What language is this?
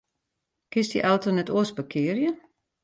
Western Frisian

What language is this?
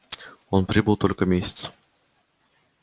Russian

